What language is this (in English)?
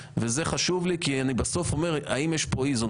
Hebrew